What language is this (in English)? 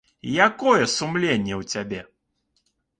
Belarusian